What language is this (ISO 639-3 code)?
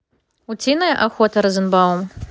rus